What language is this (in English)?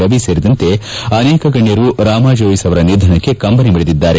Kannada